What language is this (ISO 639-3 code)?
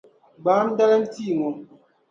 dag